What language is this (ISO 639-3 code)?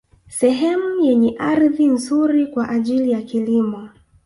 swa